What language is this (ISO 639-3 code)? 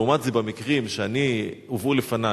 heb